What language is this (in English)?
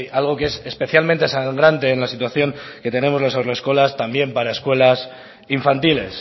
Spanish